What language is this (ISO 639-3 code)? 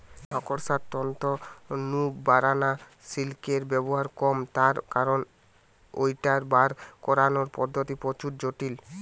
ben